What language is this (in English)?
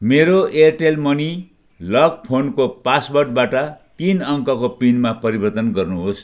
Nepali